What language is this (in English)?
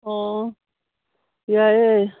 Manipuri